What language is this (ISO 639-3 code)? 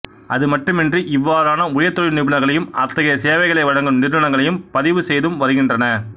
tam